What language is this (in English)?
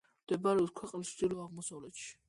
Georgian